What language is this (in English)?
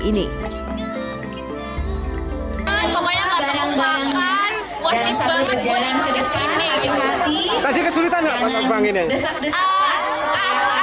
Indonesian